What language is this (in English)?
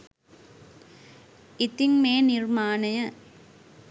Sinhala